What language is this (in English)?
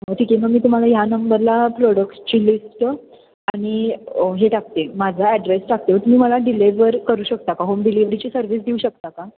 Marathi